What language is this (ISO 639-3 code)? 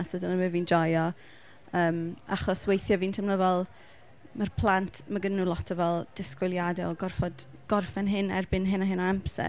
cym